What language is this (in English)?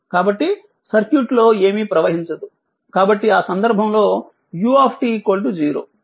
Telugu